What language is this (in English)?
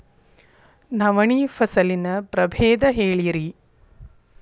Kannada